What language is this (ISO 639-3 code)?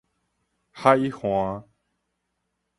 nan